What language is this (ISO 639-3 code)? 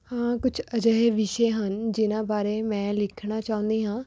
pan